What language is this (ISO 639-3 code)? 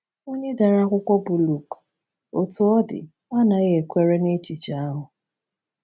ibo